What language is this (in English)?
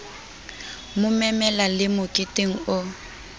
Southern Sotho